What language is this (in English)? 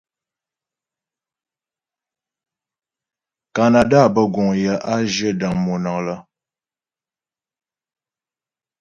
Ghomala